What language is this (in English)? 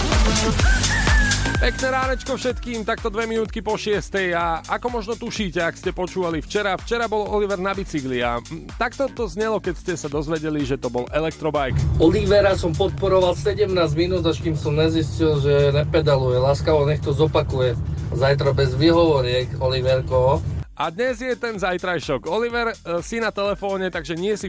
Slovak